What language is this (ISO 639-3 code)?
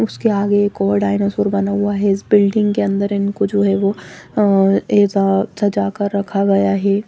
hin